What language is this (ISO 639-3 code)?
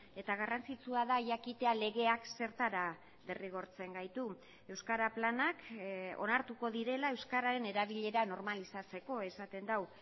eus